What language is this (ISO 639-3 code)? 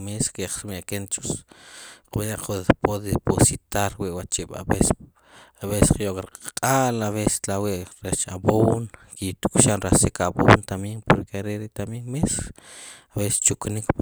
qum